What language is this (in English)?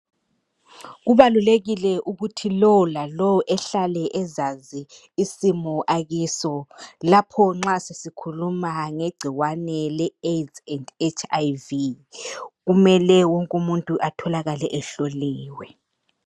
North Ndebele